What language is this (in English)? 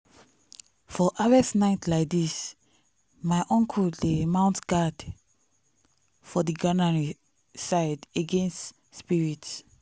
Nigerian Pidgin